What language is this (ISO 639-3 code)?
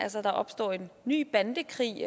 dan